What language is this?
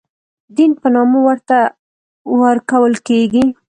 Pashto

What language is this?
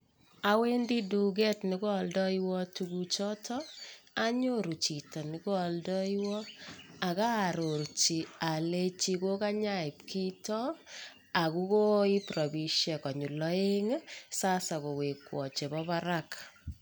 Kalenjin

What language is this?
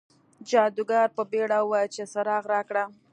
Pashto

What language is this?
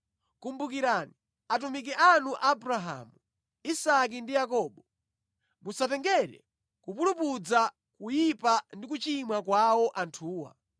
Nyanja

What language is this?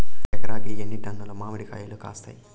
Telugu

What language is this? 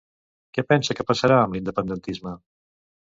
Catalan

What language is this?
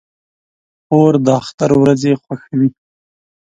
Pashto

